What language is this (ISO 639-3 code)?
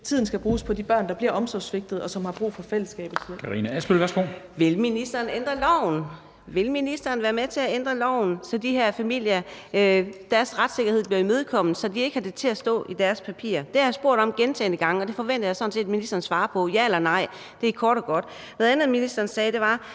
dan